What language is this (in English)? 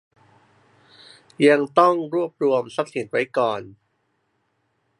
Thai